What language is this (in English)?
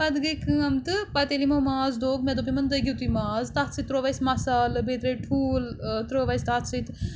Kashmiri